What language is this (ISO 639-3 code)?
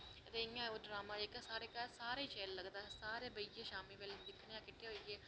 doi